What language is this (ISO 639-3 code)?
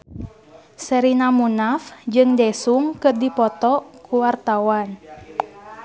sun